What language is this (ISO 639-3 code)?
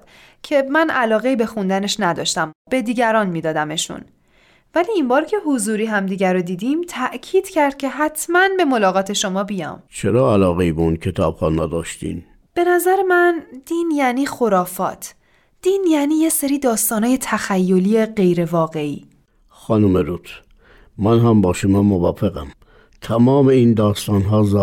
fas